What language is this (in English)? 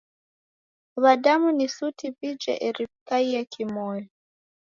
Taita